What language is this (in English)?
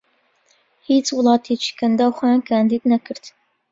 Central Kurdish